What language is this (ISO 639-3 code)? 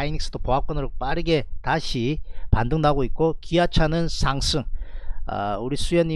kor